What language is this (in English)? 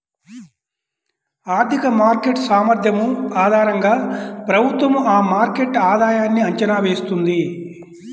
Telugu